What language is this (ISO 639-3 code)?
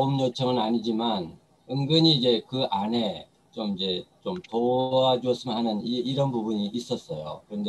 kor